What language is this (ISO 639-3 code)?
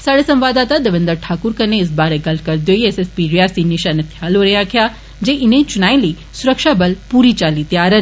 doi